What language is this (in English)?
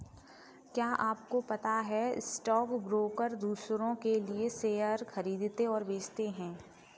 Hindi